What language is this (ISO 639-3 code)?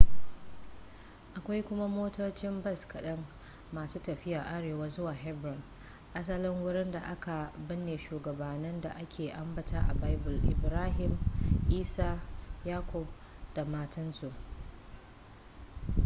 hau